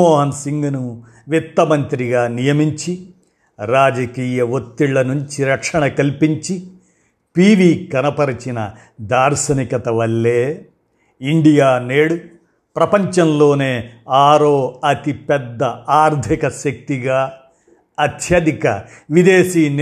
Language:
Telugu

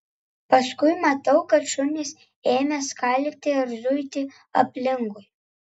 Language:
Lithuanian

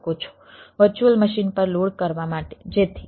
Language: Gujarati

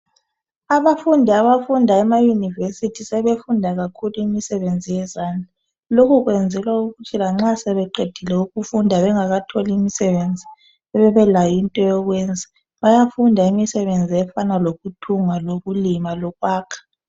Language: North Ndebele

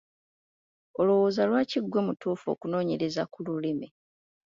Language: Ganda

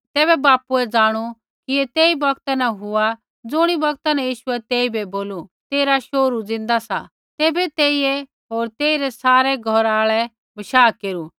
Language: Kullu Pahari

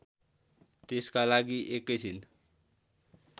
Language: Nepali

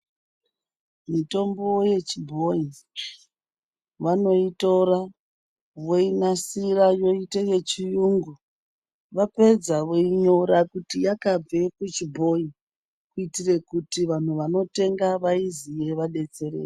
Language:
Ndau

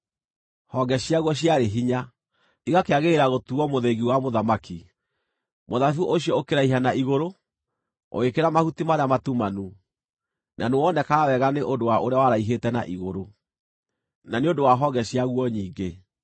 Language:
Kikuyu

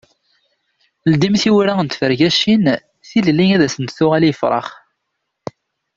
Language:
Kabyle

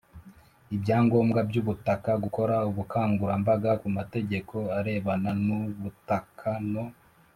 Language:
Kinyarwanda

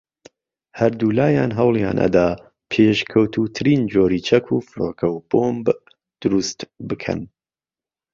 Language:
Central Kurdish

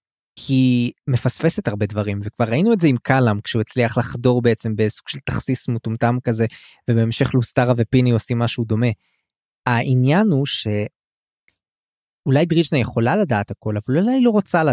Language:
Hebrew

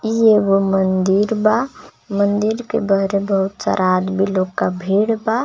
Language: Bhojpuri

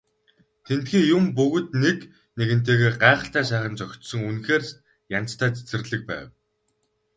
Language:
Mongolian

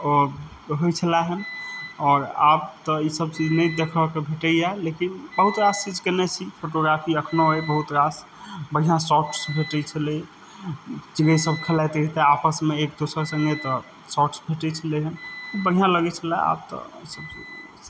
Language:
Maithili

